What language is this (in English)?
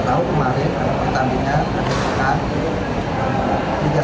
Indonesian